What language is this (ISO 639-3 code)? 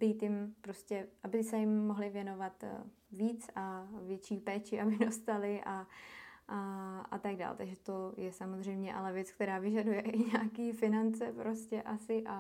ces